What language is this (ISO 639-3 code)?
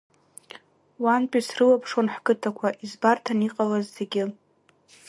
abk